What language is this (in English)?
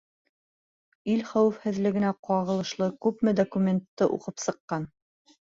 Bashkir